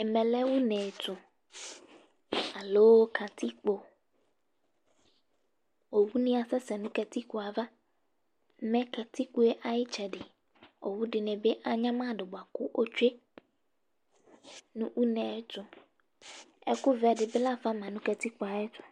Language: Ikposo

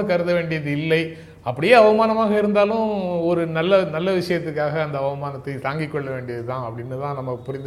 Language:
Tamil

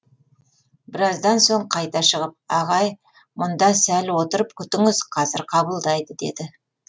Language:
Kazakh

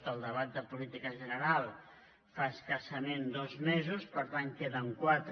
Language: Catalan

